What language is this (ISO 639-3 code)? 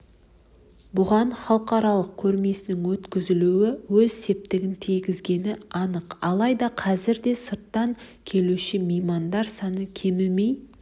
kaz